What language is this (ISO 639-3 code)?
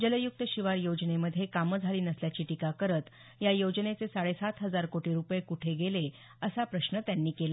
mar